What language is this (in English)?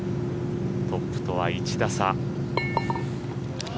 Japanese